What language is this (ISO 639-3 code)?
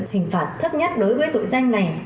vie